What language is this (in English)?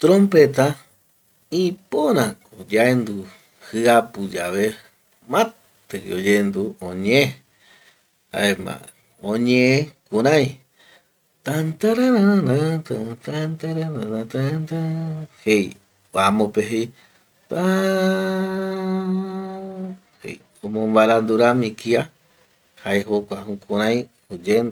Eastern Bolivian Guaraní